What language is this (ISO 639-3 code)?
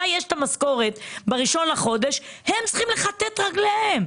heb